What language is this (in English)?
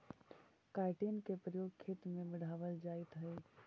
Magahi